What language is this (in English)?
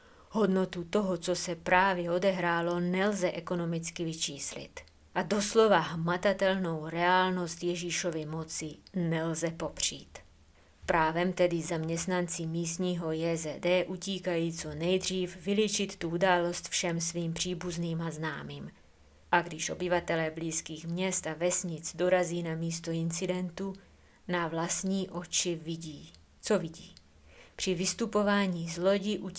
Czech